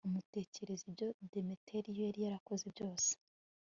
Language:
Kinyarwanda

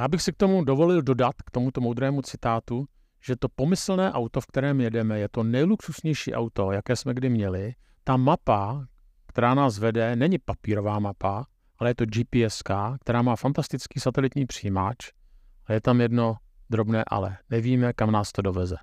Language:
Czech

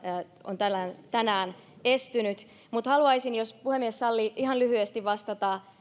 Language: Finnish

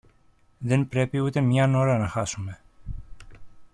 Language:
Greek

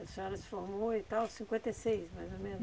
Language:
Portuguese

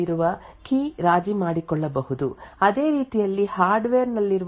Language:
Kannada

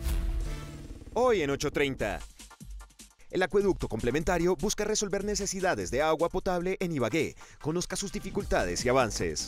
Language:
Spanish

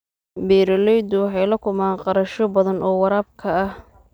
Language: Somali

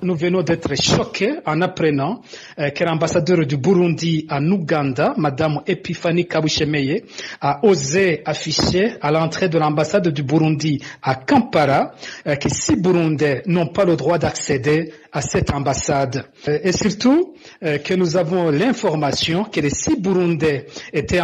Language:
French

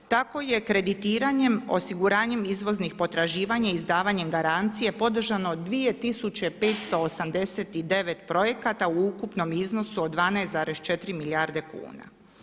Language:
Croatian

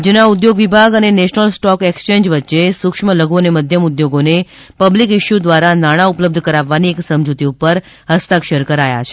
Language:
Gujarati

